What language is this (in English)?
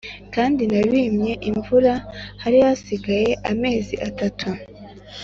Kinyarwanda